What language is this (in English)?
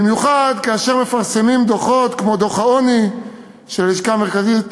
Hebrew